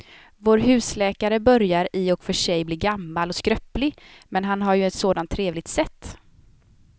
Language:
Swedish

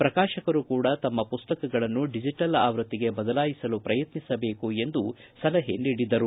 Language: Kannada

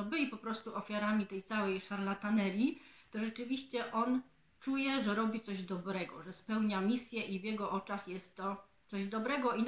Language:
Polish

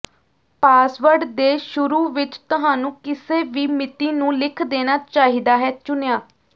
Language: Punjabi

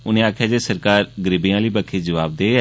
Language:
Dogri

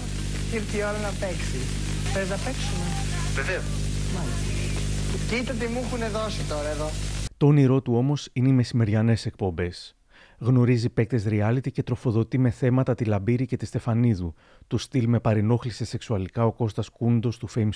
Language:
Greek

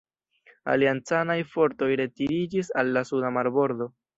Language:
Esperanto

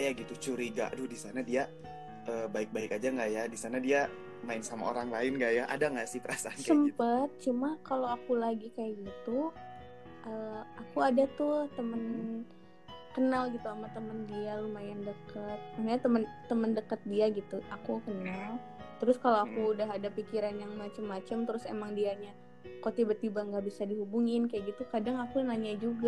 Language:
Indonesian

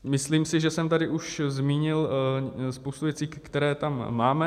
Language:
Czech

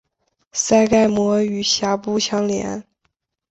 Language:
Chinese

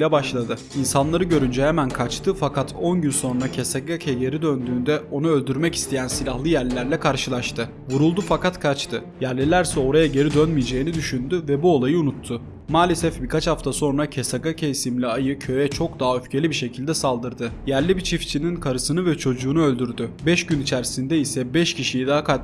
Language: Turkish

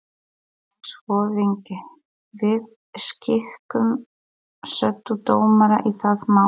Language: Icelandic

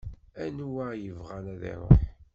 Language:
Kabyle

